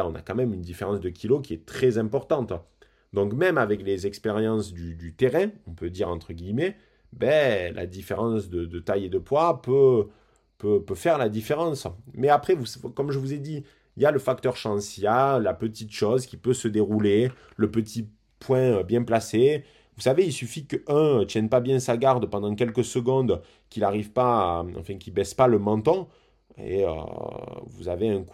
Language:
French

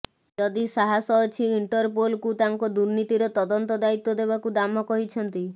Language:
Odia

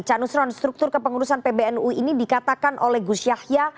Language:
Indonesian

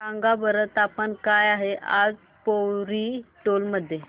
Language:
Marathi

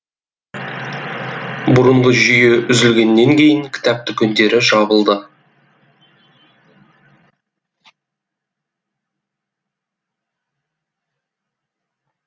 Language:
Kazakh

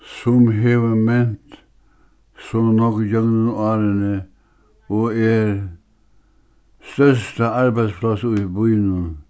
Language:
Faroese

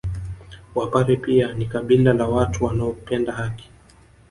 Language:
Swahili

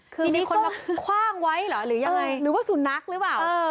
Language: Thai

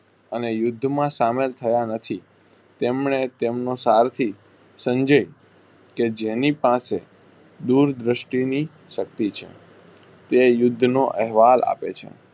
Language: Gujarati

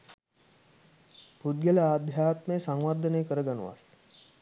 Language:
Sinhala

